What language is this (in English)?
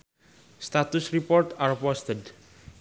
Sundanese